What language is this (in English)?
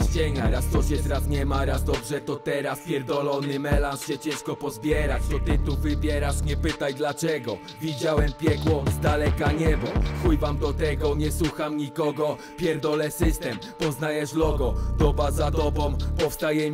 Polish